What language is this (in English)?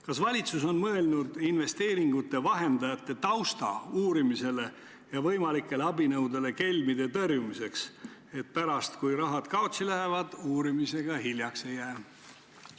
Estonian